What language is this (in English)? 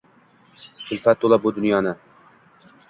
Uzbek